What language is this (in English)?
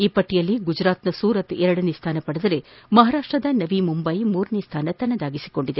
Kannada